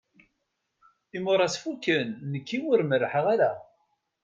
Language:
Kabyle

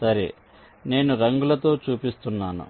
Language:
Telugu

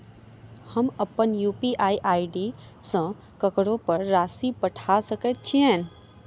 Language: Maithili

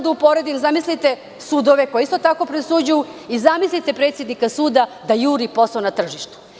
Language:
Serbian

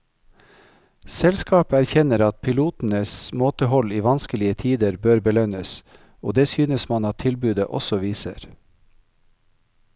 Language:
Norwegian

